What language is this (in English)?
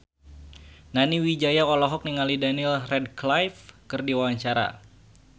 Sundanese